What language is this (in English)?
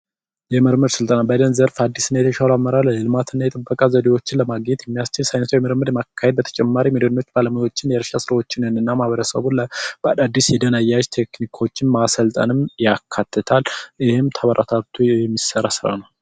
Amharic